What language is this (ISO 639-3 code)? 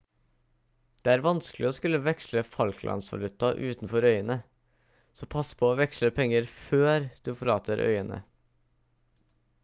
nob